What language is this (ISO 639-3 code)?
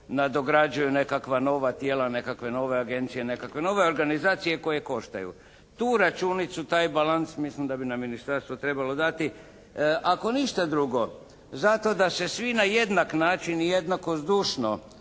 hrv